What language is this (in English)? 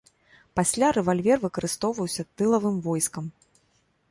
Belarusian